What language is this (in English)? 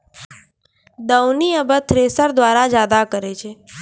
Maithili